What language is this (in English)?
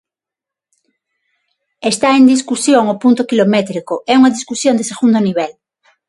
Galician